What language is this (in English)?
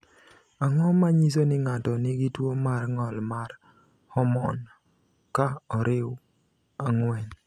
Luo (Kenya and Tanzania)